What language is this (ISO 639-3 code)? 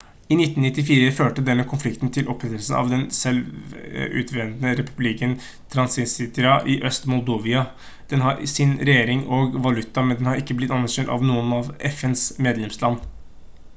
nob